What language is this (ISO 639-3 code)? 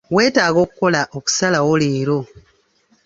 lug